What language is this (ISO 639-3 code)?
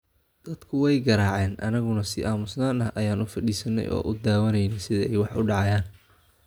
som